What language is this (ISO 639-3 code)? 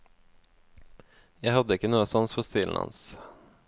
nor